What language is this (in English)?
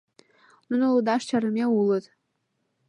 Mari